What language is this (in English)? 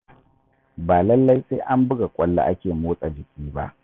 Hausa